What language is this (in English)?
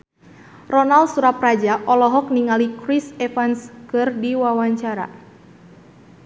Sundanese